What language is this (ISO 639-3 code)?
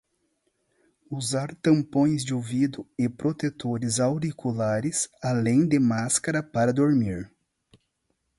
por